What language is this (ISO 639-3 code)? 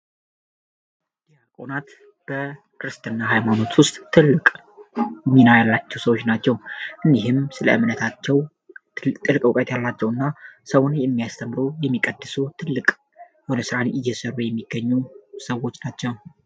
amh